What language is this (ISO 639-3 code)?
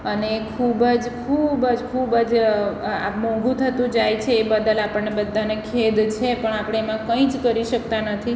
guj